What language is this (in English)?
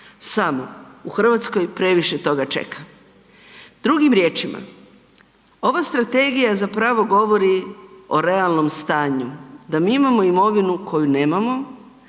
Croatian